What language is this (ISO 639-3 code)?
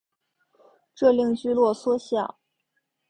zho